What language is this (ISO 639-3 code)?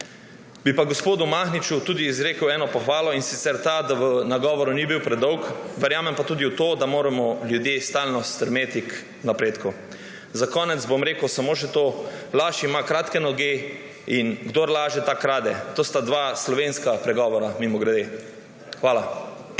slv